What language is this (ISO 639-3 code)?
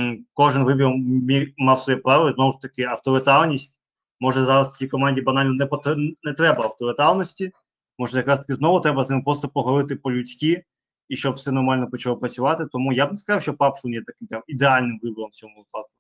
ukr